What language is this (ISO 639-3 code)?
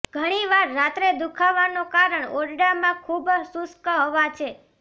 guj